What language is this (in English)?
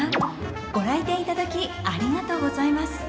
Japanese